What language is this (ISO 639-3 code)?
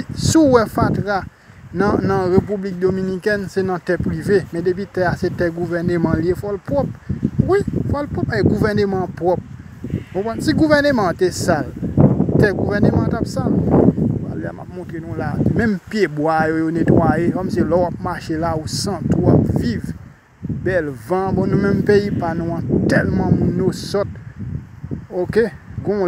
fra